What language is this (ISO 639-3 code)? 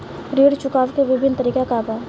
bho